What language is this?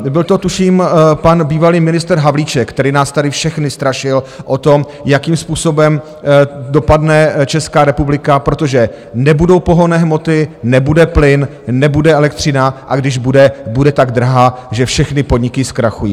Czech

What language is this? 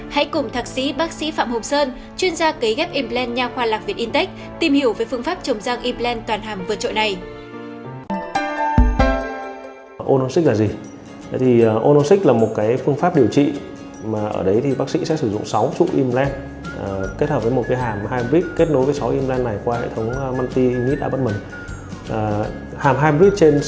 Vietnamese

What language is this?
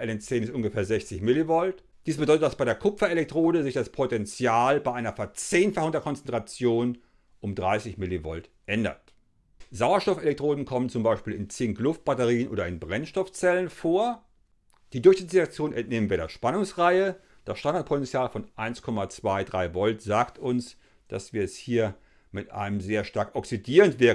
German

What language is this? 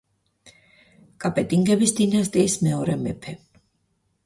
Georgian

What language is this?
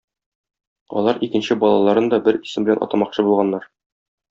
Tatar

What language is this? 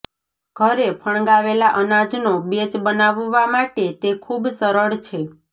Gujarati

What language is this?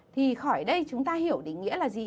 Vietnamese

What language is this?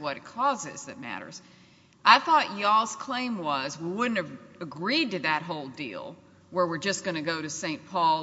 English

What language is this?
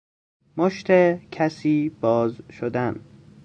Persian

